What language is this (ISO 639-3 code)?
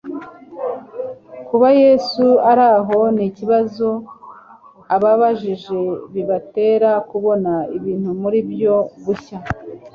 kin